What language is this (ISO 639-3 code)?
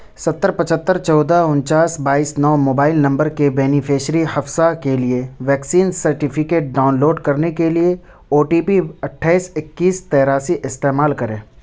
urd